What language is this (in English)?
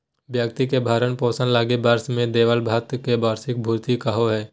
Magahi